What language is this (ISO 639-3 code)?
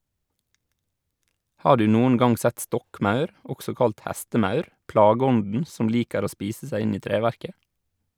nor